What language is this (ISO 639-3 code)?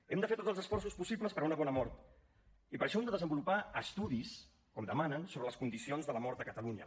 cat